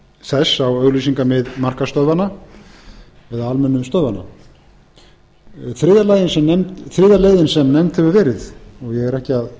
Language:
Icelandic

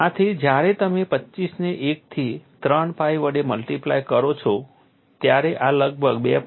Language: Gujarati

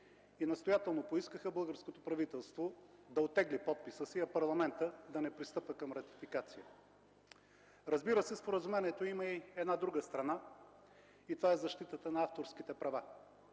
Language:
Bulgarian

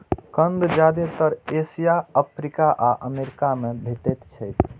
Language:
Maithili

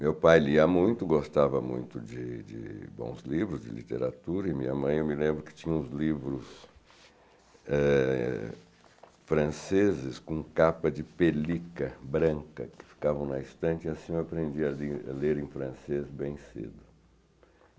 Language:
Portuguese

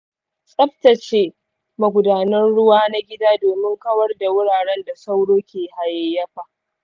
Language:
Hausa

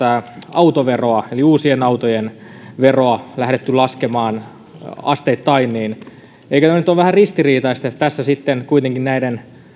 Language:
Finnish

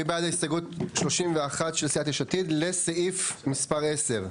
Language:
Hebrew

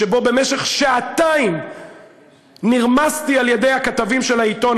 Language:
Hebrew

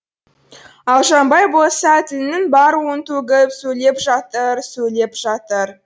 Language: Kazakh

